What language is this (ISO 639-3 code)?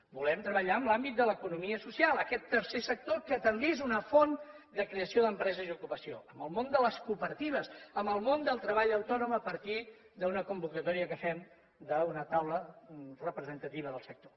cat